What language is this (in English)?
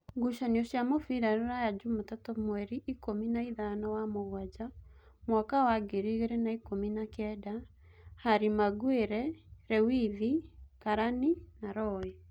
Kikuyu